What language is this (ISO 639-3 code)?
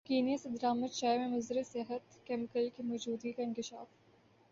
urd